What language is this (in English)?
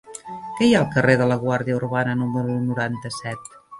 Catalan